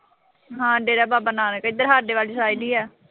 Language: Punjabi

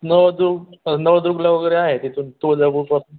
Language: Marathi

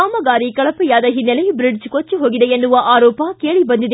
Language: Kannada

